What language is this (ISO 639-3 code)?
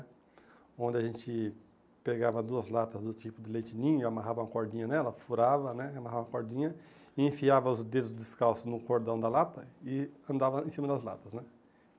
por